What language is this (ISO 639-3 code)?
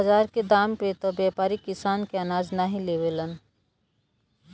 bho